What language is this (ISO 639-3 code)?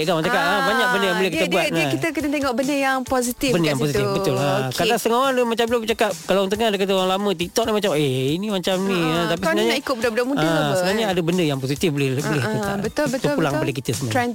msa